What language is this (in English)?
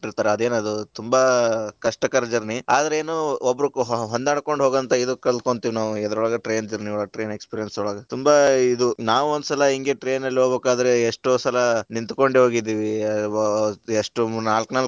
Kannada